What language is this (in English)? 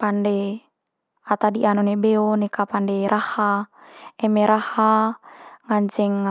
Manggarai